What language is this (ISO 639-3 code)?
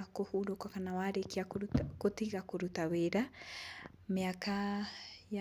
kik